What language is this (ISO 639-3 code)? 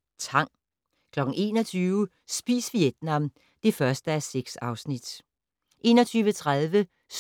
dan